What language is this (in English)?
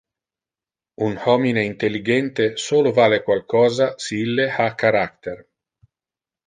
Interlingua